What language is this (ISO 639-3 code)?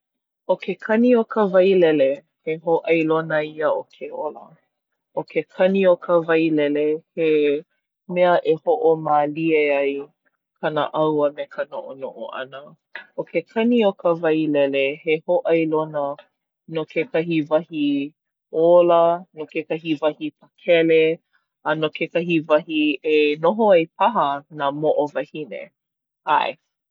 haw